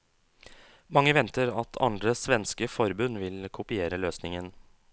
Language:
Norwegian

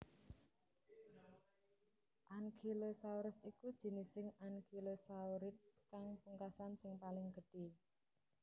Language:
Javanese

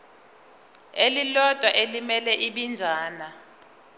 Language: Zulu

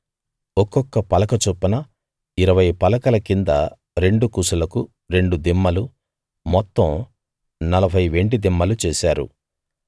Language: Telugu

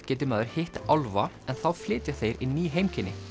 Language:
Icelandic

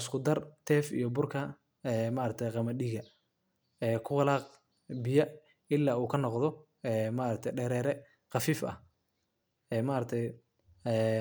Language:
Somali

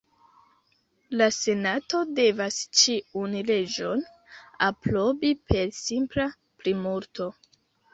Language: Esperanto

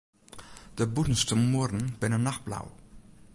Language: Western Frisian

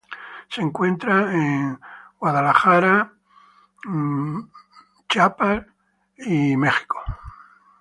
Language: Spanish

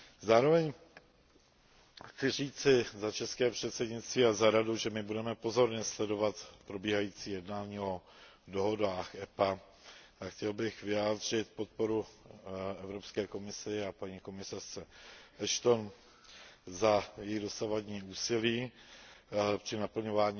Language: Czech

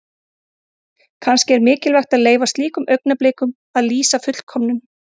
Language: Icelandic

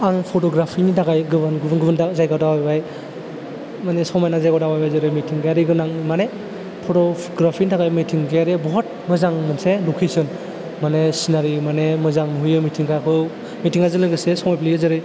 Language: Bodo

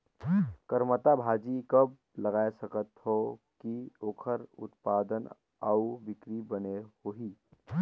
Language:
Chhattisgarhi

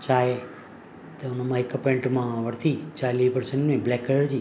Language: Sindhi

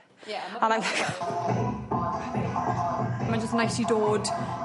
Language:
Welsh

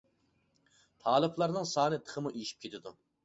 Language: Uyghur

